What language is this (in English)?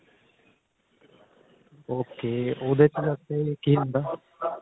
Punjabi